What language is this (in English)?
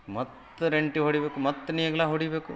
Kannada